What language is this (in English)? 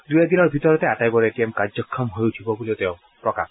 Assamese